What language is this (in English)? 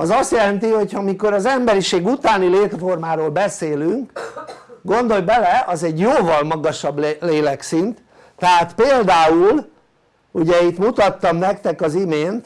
Hungarian